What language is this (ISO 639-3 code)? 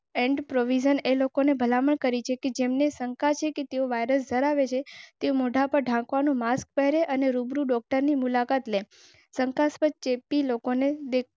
guj